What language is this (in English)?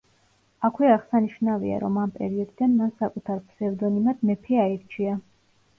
Georgian